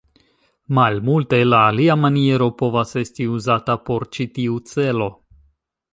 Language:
Esperanto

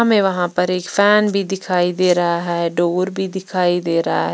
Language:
Hindi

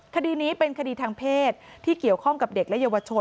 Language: Thai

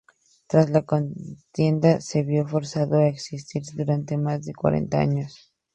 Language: Spanish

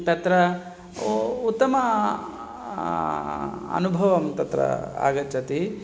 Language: Sanskrit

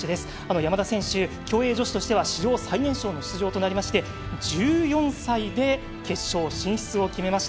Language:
Japanese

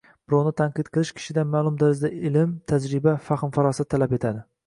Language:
Uzbek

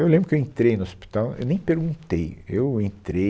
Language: Portuguese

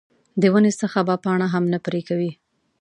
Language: Pashto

